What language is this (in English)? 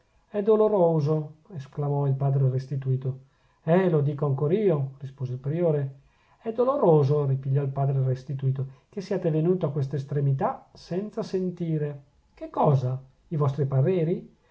Italian